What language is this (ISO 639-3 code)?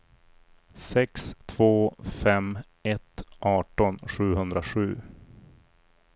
swe